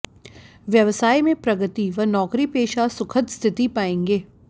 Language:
Hindi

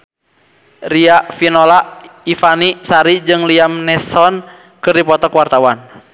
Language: Sundanese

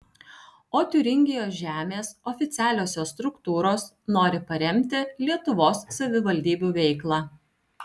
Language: Lithuanian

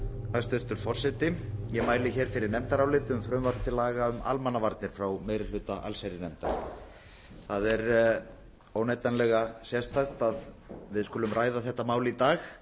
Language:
Icelandic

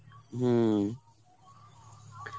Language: Bangla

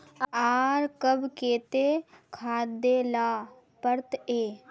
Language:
Magahi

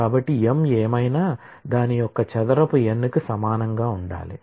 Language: Telugu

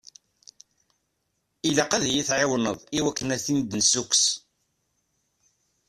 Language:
Kabyle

